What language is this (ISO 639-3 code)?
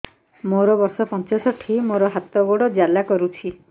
ori